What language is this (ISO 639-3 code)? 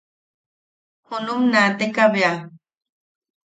yaq